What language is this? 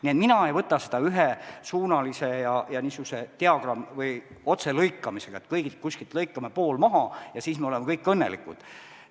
Estonian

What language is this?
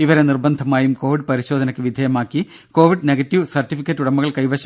Malayalam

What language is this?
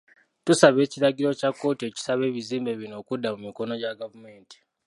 Ganda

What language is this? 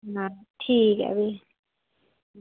Dogri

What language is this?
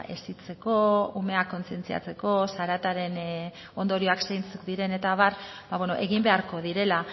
Basque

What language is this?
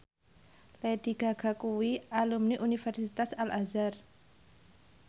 Javanese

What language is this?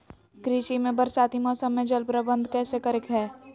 Magahi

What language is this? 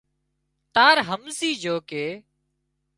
Wadiyara Koli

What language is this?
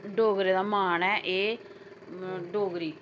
Dogri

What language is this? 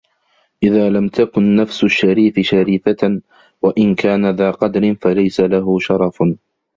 Arabic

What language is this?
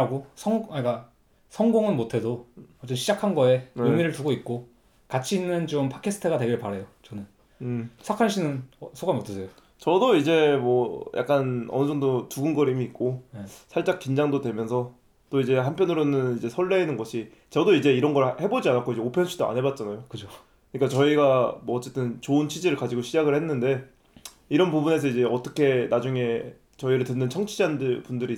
Korean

